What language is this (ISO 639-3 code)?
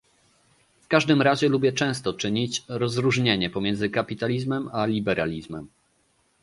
pol